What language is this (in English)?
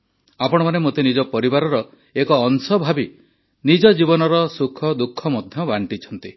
Odia